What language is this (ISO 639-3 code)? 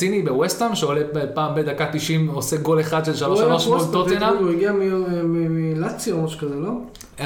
heb